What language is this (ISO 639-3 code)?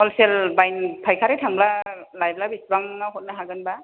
brx